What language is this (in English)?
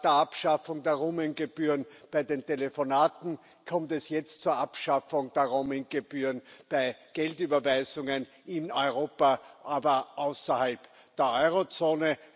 German